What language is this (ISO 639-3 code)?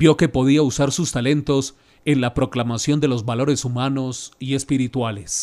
spa